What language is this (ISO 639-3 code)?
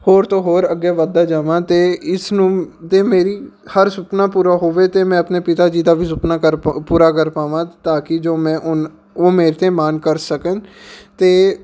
pan